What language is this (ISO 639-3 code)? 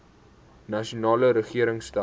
afr